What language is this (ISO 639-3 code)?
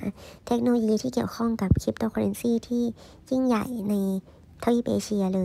tha